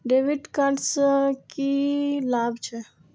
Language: Maithili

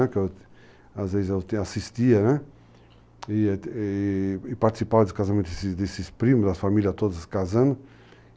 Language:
Portuguese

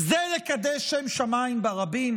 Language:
Hebrew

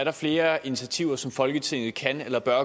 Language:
Danish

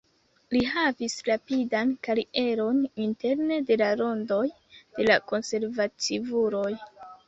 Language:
Esperanto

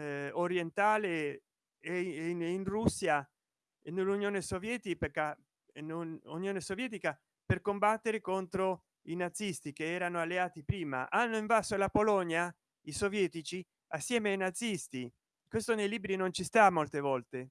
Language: Italian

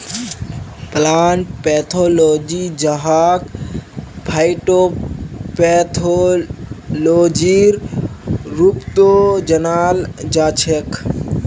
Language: Magahi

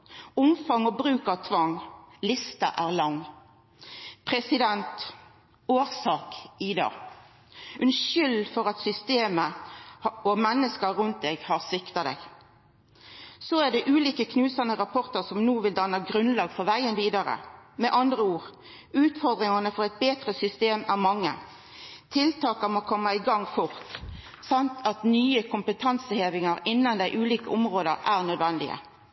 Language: Norwegian Nynorsk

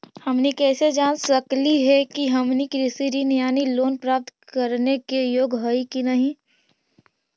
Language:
Magahi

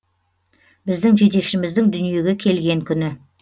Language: Kazakh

